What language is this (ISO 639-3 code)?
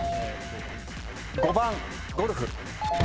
jpn